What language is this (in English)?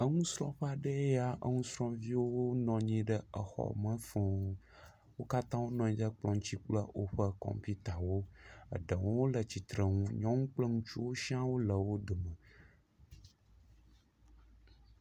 Ewe